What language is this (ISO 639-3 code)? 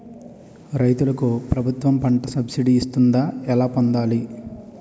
tel